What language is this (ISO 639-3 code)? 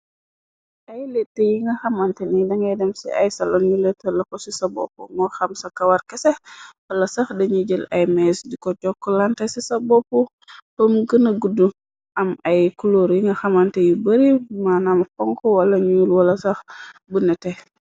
wol